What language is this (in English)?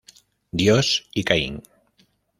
Spanish